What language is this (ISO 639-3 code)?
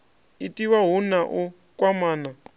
ven